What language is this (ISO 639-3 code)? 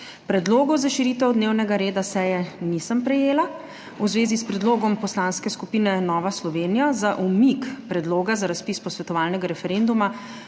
slv